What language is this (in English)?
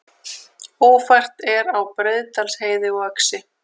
Icelandic